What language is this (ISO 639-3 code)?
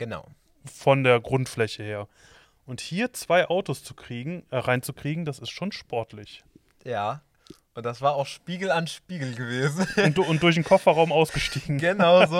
deu